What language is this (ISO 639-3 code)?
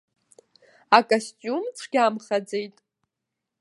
abk